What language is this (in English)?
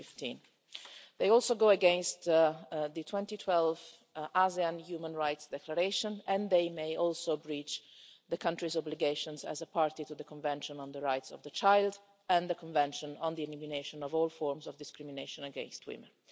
English